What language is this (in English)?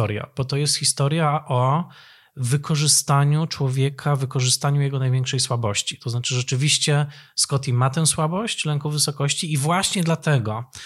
Polish